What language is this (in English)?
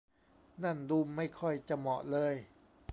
Thai